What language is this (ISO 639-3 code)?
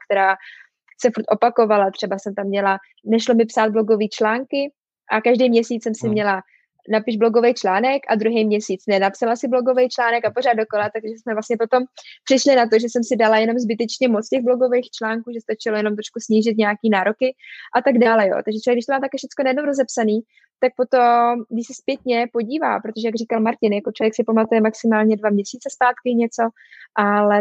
ces